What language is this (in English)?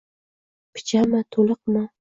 Uzbek